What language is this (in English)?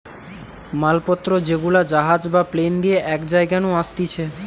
Bangla